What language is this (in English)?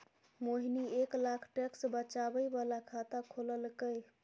Maithili